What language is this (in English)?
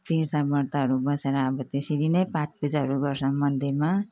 Nepali